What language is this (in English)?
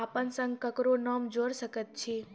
Maithili